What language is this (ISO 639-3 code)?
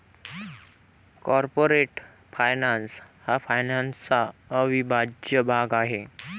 mar